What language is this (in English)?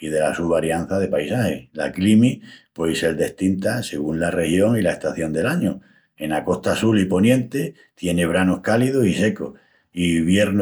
Extremaduran